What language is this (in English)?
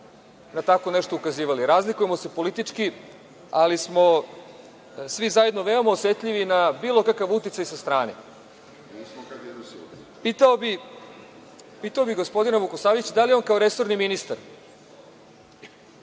Serbian